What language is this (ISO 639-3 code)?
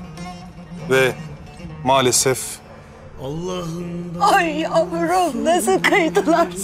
tur